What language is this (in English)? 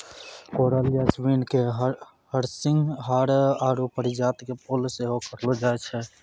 Maithili